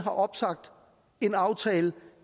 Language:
Danish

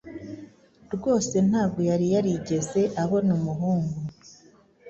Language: Kinyarwanda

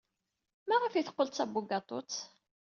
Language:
Kabyle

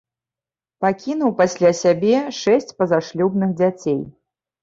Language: Belarusian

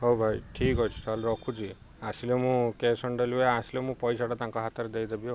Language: Odia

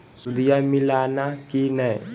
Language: Magahi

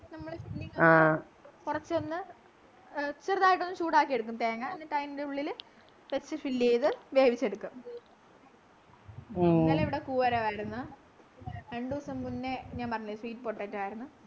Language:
Malayalam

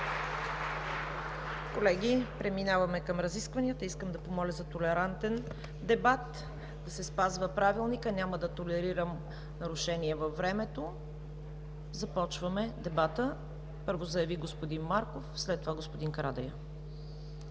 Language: Bulgarian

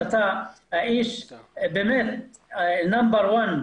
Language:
Hebrew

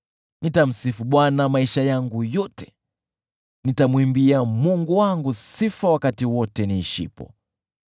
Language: Swahili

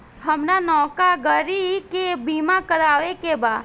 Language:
Bhojpuri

